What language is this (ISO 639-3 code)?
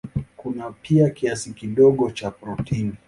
swa